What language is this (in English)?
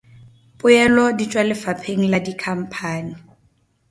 Northern Sotho